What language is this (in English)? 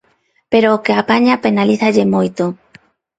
Galician